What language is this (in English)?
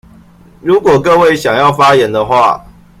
Chinese